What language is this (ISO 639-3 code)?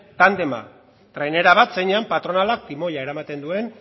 eus